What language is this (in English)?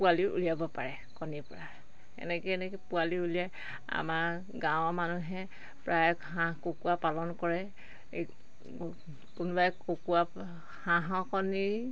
Assamese